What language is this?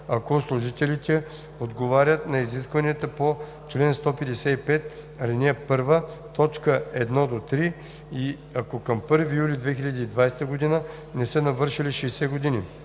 Bulgarian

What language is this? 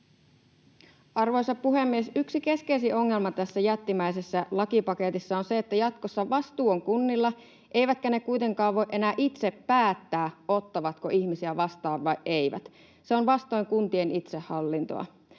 Finnish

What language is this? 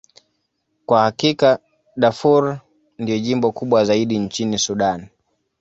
Swahili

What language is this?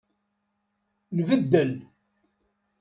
Kabyle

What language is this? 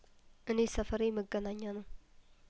Amharic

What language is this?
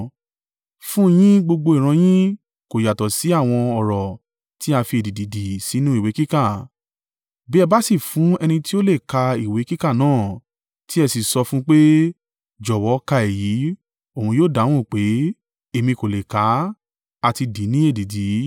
Yoruba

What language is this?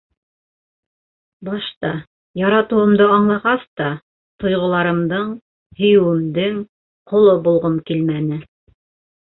Bashkir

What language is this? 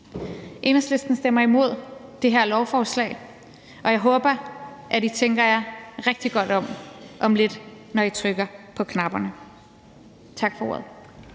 Danish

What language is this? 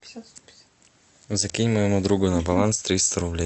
Russian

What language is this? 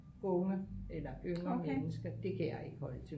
Danish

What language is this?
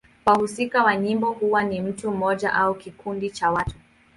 Swahili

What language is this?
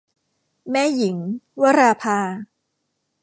Thai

